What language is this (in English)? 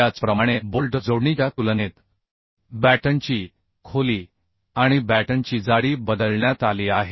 Marathi